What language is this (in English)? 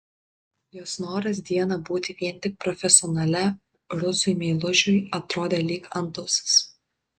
Lithuanian